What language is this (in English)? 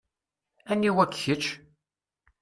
Kabyle